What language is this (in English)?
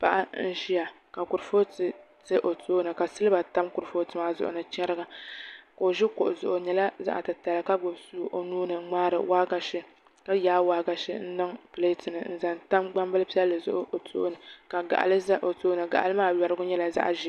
Dagbani